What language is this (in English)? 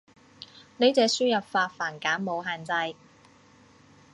Cantonese